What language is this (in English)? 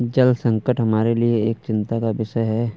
Hindi